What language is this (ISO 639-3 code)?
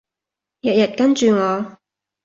yue